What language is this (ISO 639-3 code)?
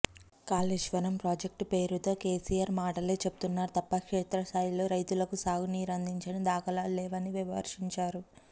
tel